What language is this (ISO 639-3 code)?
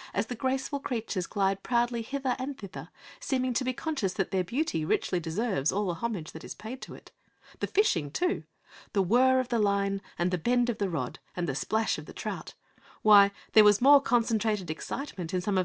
eng